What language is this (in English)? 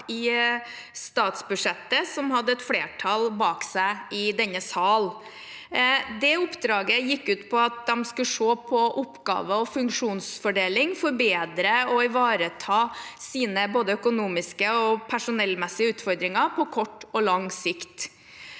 Norwegian